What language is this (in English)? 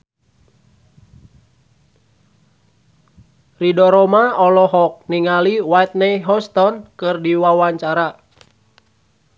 Sundanese